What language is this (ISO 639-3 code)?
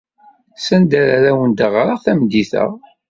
kab